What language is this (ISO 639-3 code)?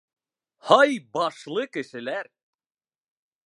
bak